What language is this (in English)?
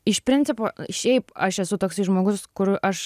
Lithuanian